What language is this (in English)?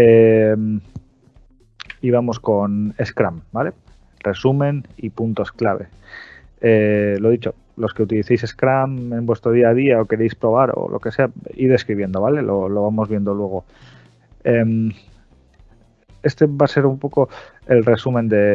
Spanish